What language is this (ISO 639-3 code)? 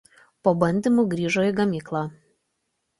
lit